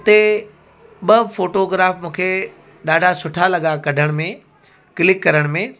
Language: Sindhi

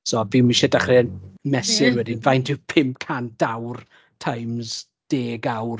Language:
Welsh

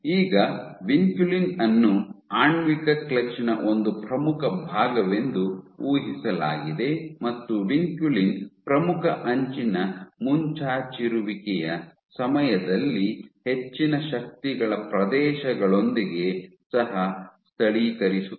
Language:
Kannada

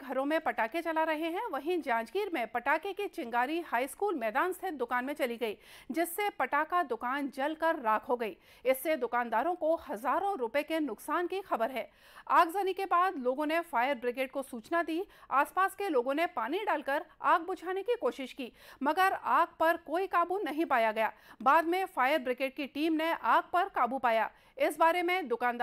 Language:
Hindi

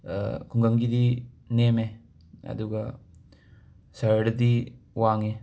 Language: Manipuri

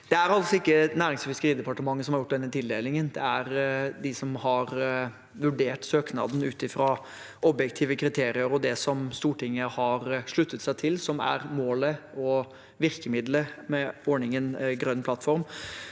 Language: Norwegian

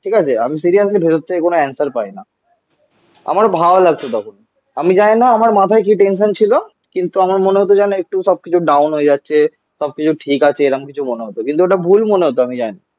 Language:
Bangla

